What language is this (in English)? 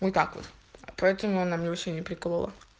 Russian